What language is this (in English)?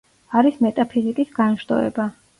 Georgian